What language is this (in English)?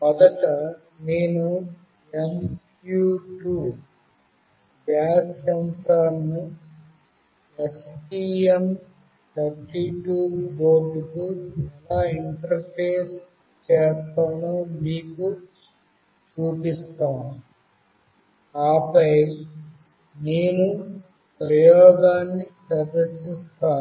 Telugu